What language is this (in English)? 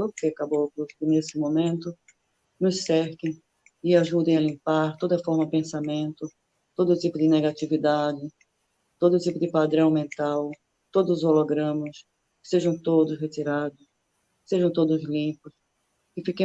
Portuguese